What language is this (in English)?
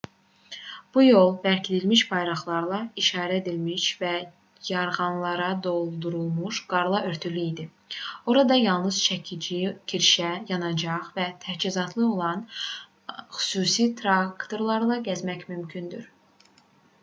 Azerbaijani